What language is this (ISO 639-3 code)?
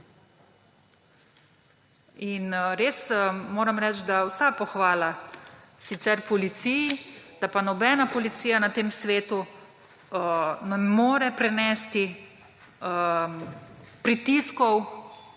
slv